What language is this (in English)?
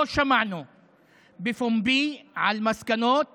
Hebrew